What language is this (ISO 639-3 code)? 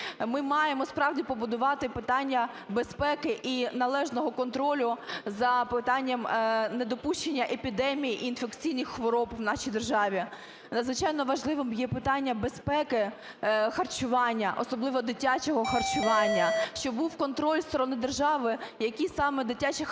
ukr